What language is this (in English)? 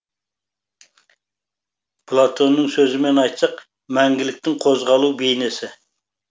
Kazakh